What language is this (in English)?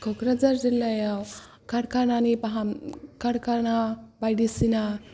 Bodo